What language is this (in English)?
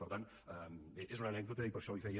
Catalan